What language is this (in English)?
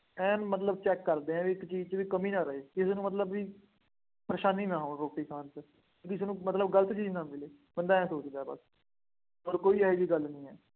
Punjabi